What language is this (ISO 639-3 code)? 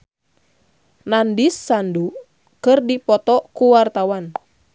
sun